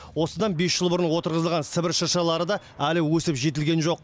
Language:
Kazakh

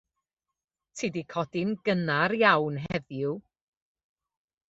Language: Welsh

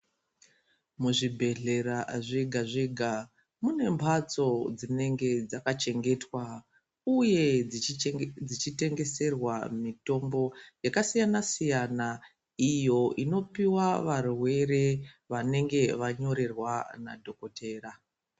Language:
Ndau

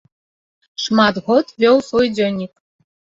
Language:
Belarusian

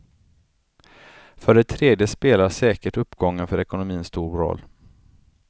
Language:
Swedish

